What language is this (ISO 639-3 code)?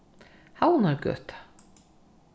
fao